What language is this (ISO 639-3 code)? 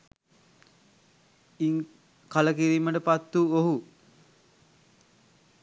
sin